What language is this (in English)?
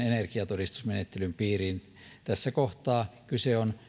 Finnish